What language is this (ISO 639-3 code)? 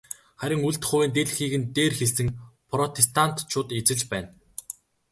mon